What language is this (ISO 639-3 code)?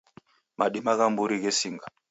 dav